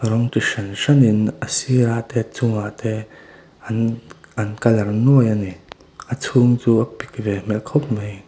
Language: Mizo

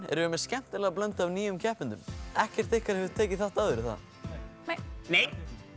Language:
Icelandic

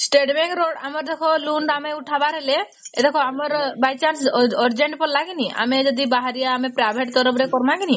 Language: Odia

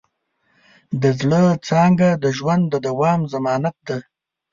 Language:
Pashto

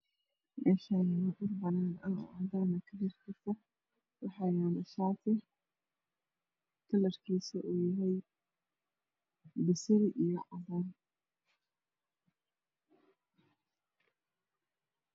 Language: Somali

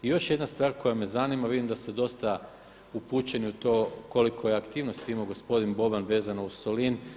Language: Croatian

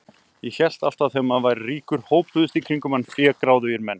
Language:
Icelandic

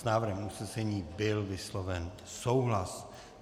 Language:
Czech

